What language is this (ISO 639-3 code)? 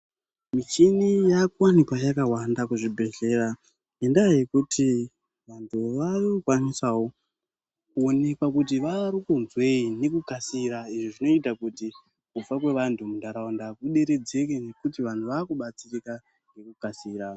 ndc